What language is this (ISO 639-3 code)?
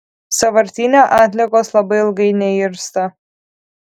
lit